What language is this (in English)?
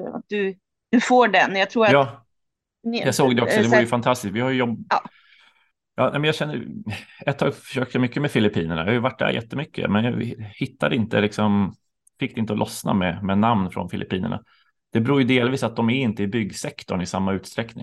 Swedish